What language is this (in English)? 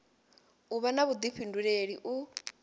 Venda